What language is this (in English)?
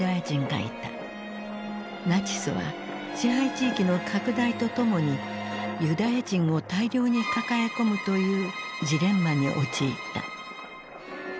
Japanese